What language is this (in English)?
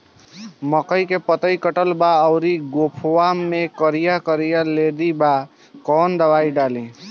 Bhojpuri